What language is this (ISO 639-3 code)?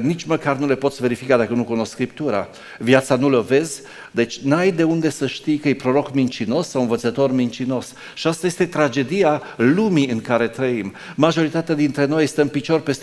ron